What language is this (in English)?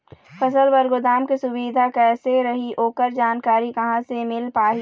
Chhattisgarhi